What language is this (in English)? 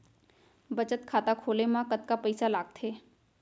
Chhattisgarhi